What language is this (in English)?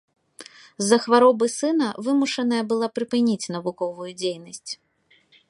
Belarusian